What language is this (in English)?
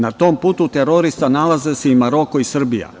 Serbian